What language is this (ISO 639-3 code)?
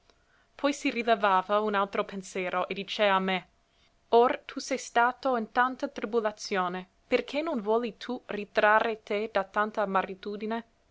ita